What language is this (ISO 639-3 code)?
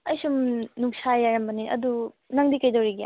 mni